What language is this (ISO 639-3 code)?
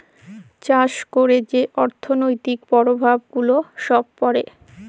ben